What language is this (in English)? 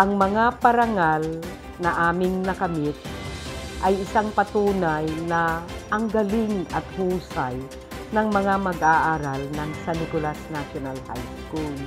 Filipino